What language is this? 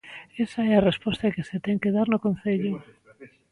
Galician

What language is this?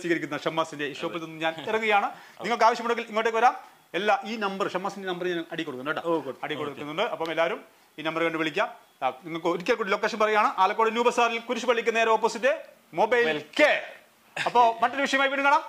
Malayalam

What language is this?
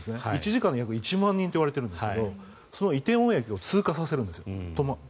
Japanese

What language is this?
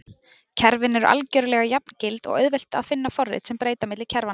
Icelandic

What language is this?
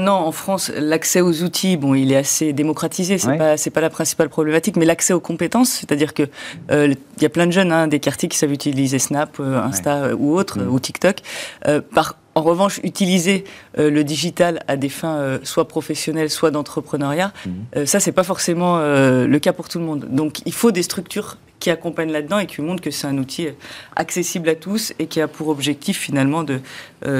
French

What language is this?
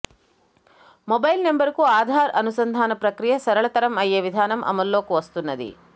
Telugu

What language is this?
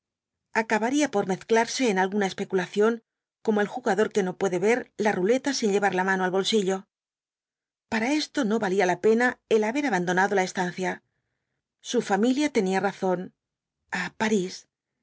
Spanish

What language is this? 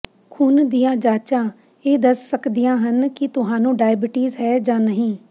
Punjabi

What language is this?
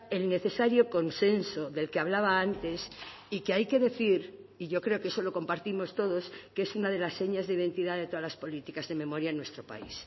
Spanish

